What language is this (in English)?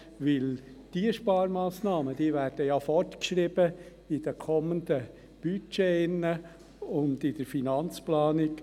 Swiss German